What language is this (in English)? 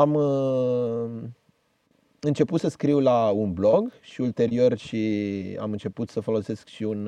Romanian